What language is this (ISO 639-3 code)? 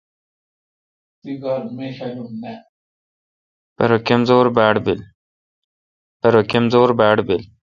xka